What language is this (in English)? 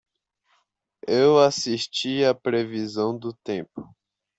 Portuguese